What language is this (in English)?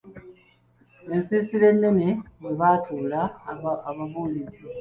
Ganda